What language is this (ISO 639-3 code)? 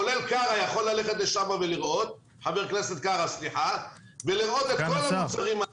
heb